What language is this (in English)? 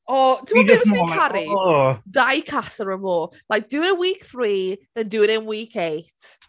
Welsh